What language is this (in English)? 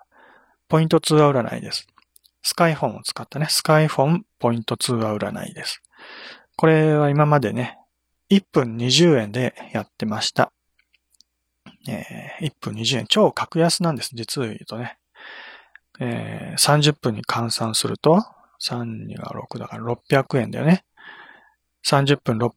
Japanese